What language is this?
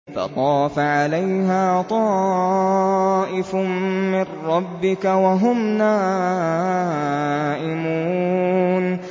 Arabic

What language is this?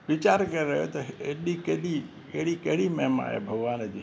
Sindhi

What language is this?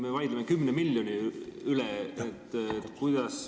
Estonian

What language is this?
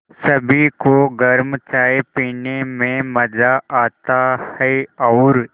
Hindi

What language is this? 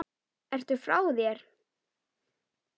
Icelandic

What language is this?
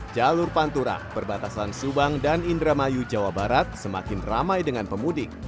Indonesian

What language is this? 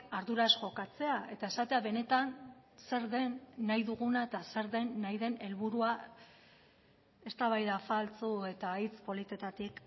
Basque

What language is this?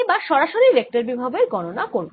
Bangla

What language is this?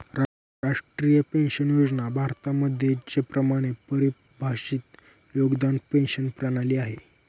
Marathi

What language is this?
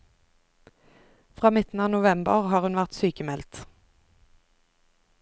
Norwegian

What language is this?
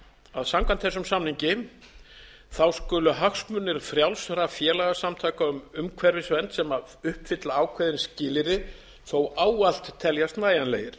Icelandic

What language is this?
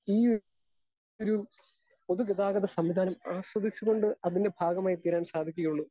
Malayalam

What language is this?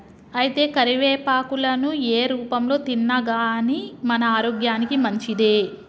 Telugu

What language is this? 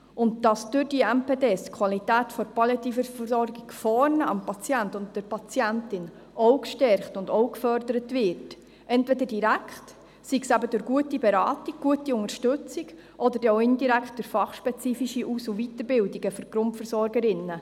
Swiss German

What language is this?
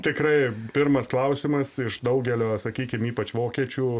Lithuanian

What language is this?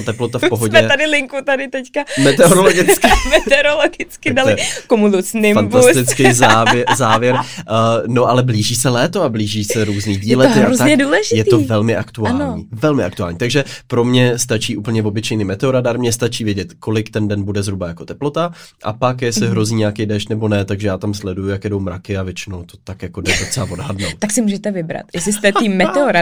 Czech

